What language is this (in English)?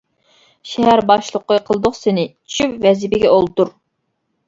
Uyghur